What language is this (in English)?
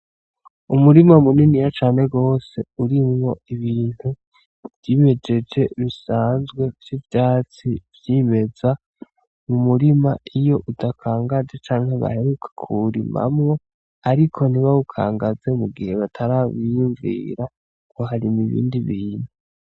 Rundi